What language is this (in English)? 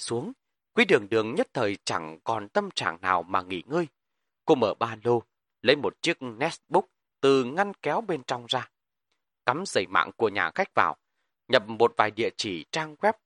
Vietnamese